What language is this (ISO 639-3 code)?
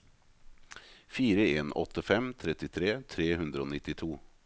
nor